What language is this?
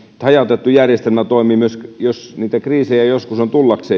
Finnish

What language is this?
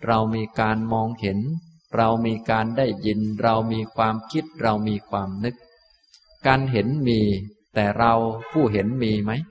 Thai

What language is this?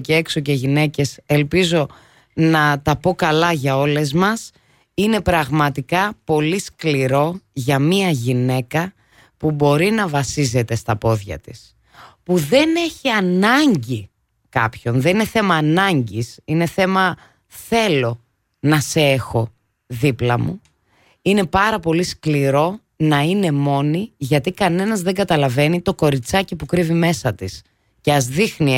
Greek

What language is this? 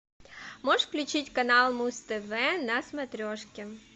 Russian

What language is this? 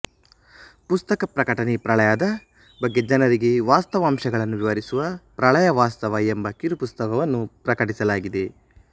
Kannada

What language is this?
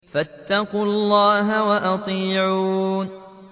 Arabic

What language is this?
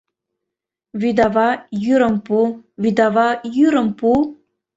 Mari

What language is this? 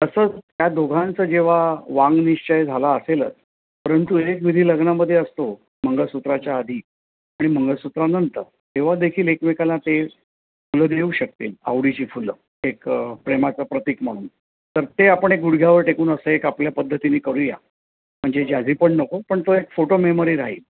Marathi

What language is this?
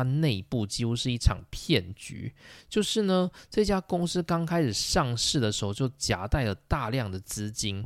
Chinese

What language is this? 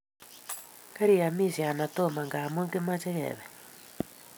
Kalenjin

